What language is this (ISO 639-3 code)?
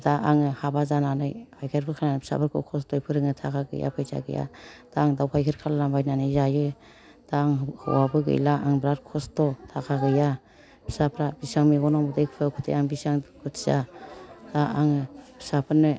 brx